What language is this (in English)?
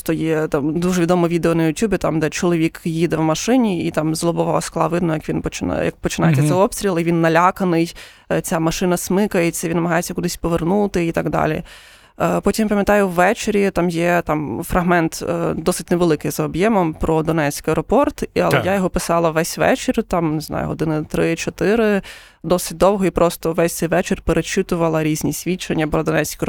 Ukrainian